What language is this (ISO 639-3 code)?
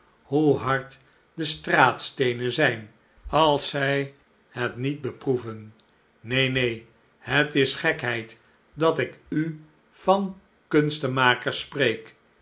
nld